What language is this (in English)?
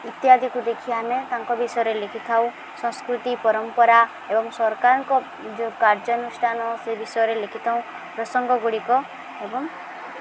Odia